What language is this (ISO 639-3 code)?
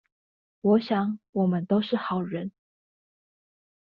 zho